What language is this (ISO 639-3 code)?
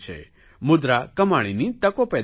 guj